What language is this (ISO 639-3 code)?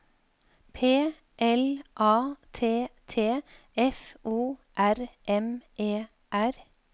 nor